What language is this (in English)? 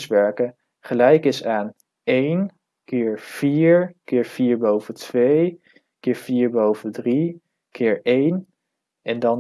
Dutch